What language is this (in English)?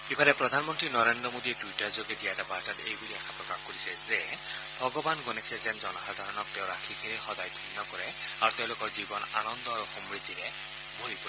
Assamese